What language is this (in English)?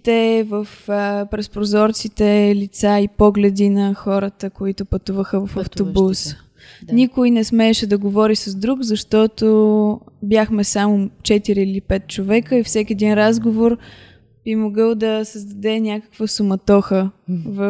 Bulgarian